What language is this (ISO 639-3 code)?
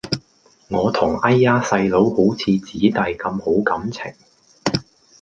yue